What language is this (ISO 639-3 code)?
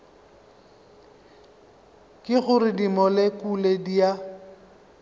nso